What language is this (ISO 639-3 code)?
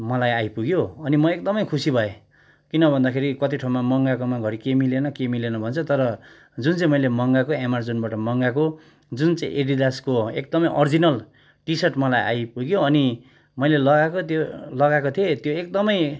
nep